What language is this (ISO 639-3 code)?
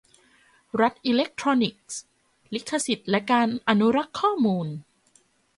tha